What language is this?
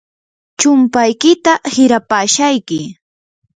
Yanahuanca Pasco Quechua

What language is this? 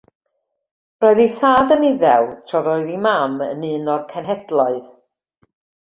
Welsh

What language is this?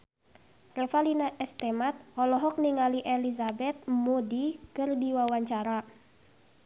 Sundanese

